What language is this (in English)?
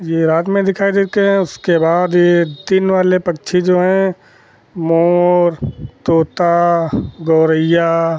Hindi